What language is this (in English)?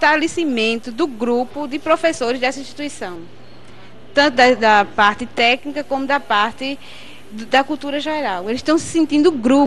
Portuguese